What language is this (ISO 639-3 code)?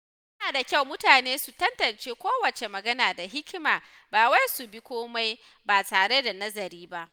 hau